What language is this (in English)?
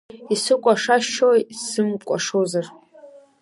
Abkhazian